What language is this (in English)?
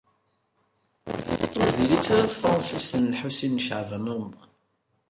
Kabyle